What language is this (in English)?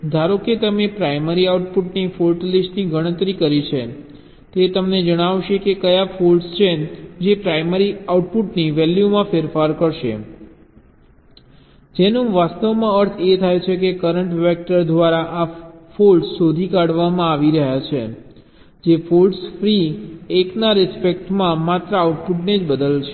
Gujarati